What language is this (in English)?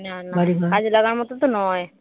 Bangla